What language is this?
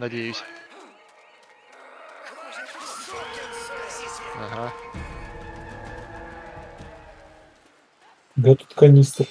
Russian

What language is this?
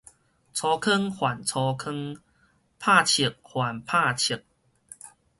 Min Nan Chinese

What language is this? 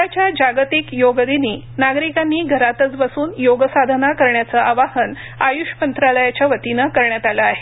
Marathi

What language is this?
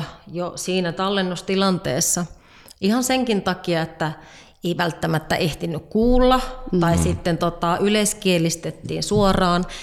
Finnish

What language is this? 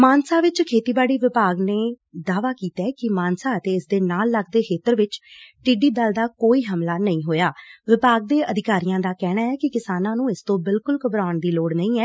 Punjabi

